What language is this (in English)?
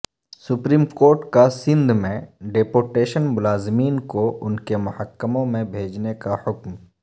Urdu